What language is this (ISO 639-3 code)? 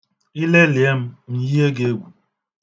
ibo